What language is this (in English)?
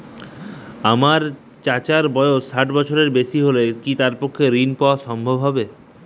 Bangla